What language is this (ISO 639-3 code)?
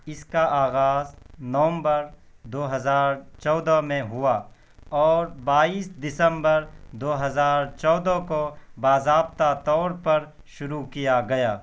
urd